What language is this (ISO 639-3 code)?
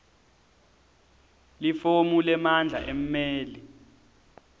ssw